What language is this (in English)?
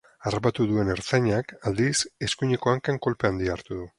Basque